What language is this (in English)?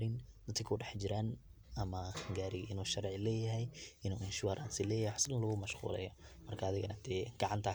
Somali